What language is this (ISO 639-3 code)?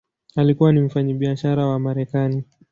swa